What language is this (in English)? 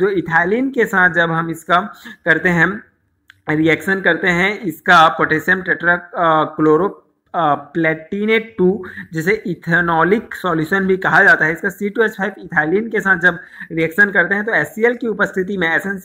Hindi